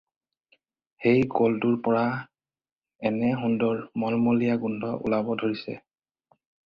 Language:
Assamese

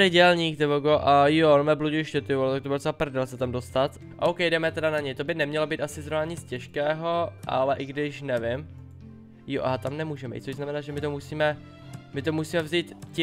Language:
Czech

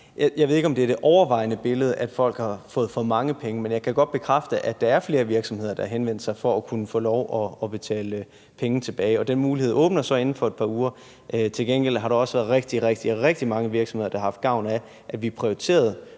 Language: Danish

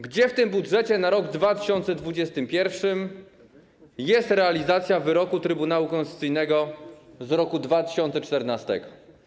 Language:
Polish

